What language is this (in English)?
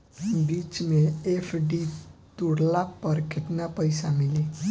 Bhojpuri